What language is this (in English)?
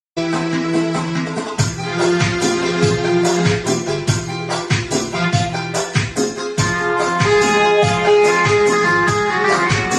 Russian